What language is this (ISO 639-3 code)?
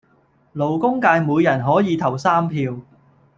yue